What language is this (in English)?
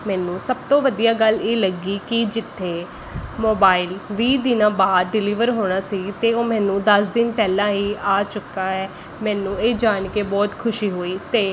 Punjabi